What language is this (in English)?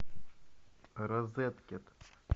Russian